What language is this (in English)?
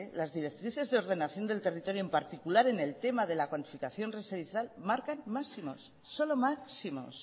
Spanish